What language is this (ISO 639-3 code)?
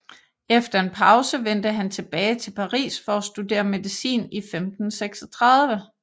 dan